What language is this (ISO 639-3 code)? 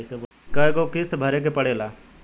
bho